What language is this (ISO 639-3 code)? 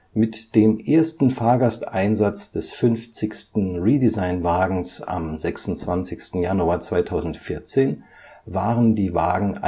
deu